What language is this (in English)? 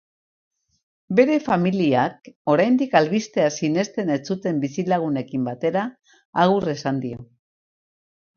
Basque